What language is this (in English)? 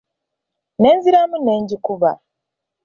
Ganda